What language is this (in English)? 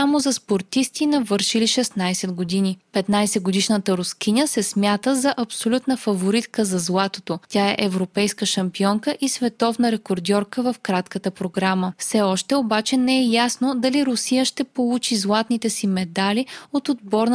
Bulgarian